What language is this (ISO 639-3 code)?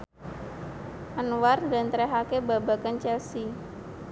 jav